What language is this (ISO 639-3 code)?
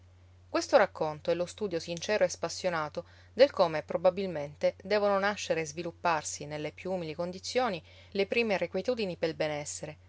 ita